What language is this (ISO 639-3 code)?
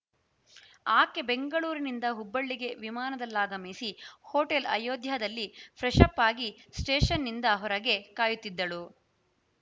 kan